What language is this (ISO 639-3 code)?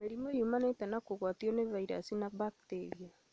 kik